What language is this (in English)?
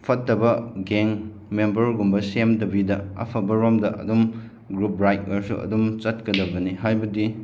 Manipuri